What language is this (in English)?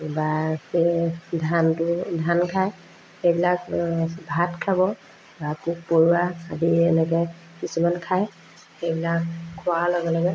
Assamese